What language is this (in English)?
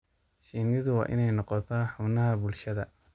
Somali